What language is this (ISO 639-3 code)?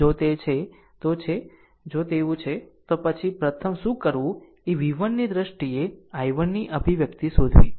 guj